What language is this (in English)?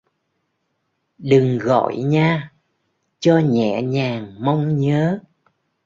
Vietnamese